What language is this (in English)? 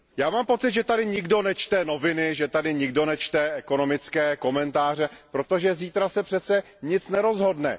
Czech